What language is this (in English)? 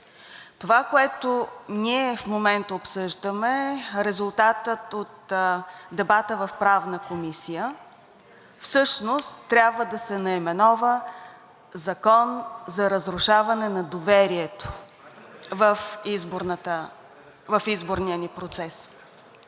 Bulgarian